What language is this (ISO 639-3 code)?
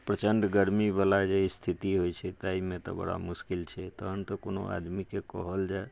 mai